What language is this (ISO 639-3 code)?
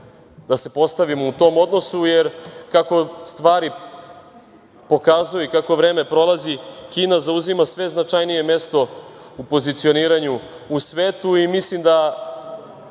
srp